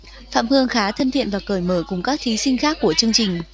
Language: Vietnamese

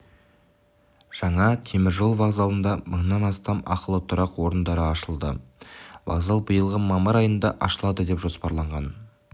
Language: Kazakh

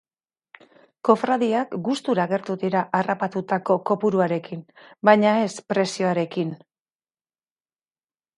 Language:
Basque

